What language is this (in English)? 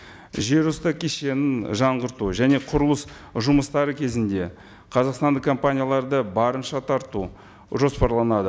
Kazakh